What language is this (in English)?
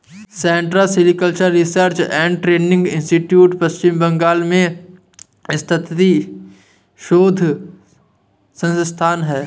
Hindi